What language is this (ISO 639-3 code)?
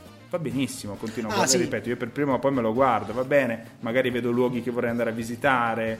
ita